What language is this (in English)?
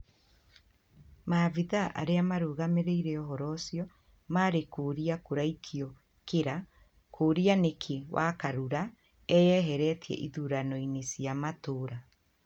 Kikuyu